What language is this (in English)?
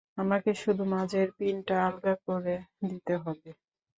Bangla